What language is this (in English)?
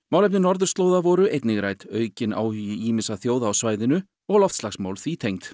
Icelandic